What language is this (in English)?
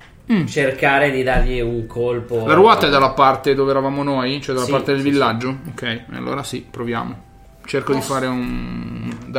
Italian